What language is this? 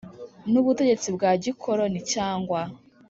Kinyarwanda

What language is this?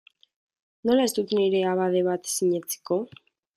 Basque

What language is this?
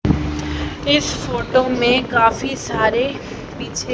Hindi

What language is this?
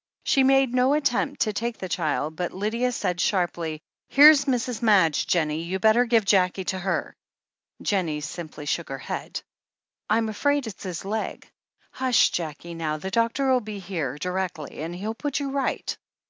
English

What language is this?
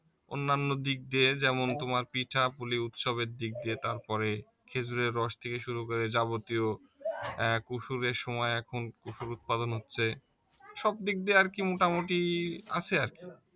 Bangla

